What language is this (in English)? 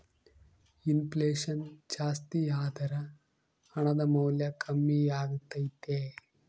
Kannada